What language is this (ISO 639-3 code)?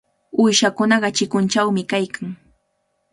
qvl